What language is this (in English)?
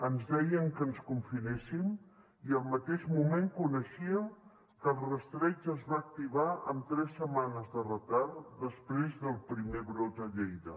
Catalan